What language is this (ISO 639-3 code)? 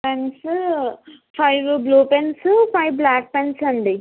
tel